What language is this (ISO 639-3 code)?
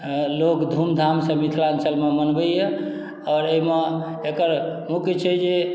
mai